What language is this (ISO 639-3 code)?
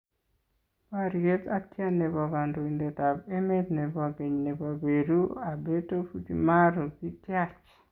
kln